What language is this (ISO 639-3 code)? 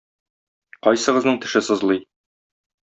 tat